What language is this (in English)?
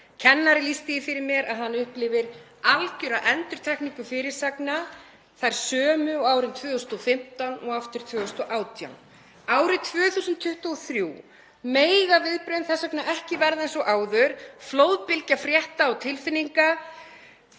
Icelandic